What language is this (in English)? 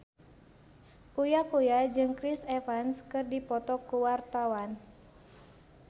Sundanese